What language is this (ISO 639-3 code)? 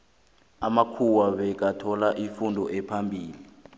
nbl